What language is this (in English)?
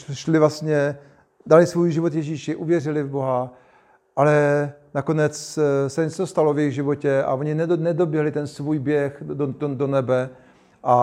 Czech